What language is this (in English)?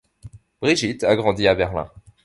French